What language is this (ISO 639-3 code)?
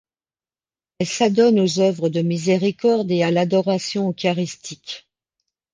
fra